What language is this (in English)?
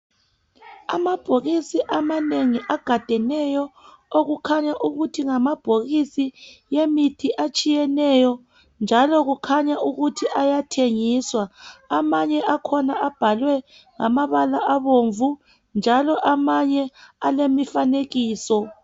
North Ndebele